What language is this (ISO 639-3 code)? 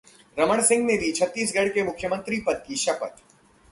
hin